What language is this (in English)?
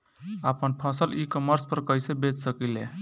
Bhojpuri